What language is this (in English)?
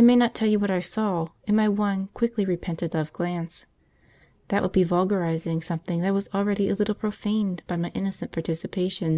English